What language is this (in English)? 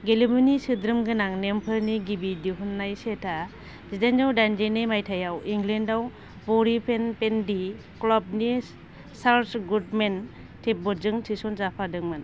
Bodo